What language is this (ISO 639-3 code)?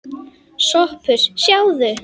isl